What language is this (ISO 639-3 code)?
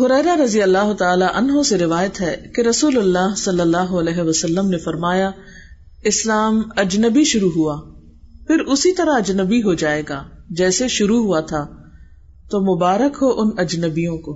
urd